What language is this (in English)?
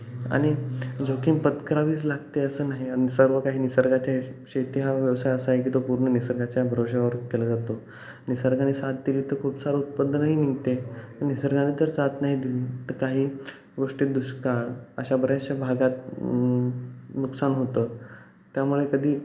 Marathi